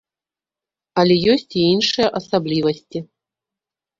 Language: Belarusian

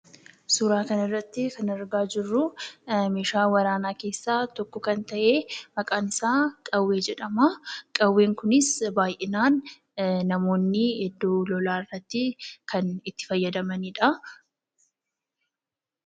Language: Oromo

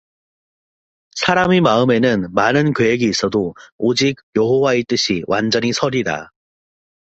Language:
Korean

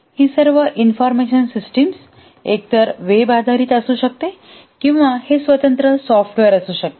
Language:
Marathi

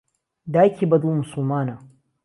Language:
Central Kurdish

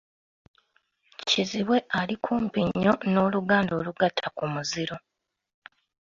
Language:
Ganda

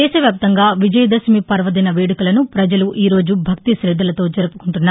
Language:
Telugu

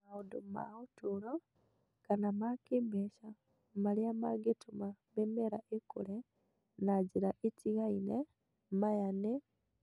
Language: Kikuyu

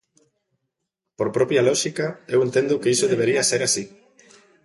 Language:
Galician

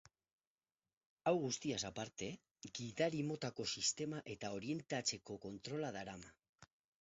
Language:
Basque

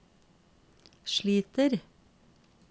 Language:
Norwegian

